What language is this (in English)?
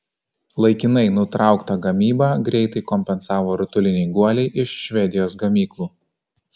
Lithuanian